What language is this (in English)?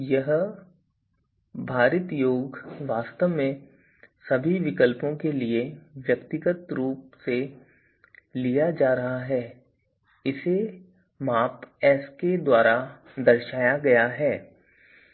Hindi